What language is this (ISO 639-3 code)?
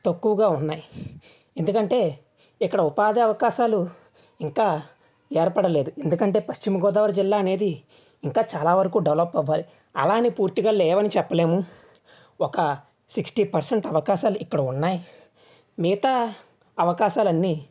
tel